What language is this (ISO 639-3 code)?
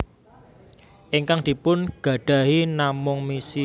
jav